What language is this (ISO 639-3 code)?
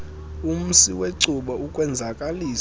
xho